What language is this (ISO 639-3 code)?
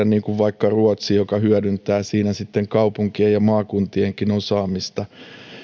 fin